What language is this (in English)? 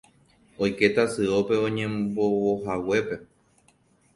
Guarani